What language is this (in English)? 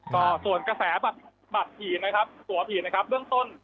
Thai